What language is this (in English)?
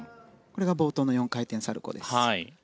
Japanese